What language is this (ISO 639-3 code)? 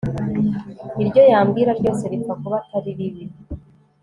kin